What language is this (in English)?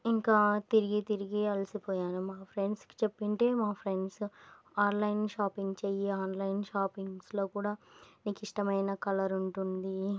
Telugu